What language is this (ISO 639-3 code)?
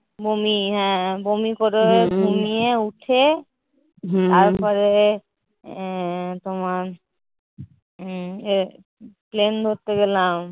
ben